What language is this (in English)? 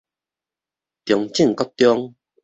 Min Nan Chinese